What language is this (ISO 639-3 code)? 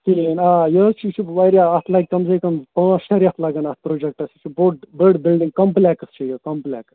kas